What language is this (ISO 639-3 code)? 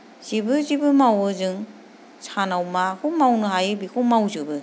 brx